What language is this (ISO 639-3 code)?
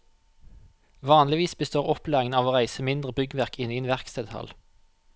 nor